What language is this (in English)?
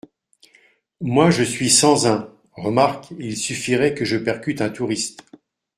French